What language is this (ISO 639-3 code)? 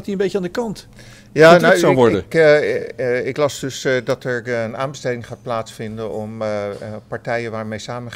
nld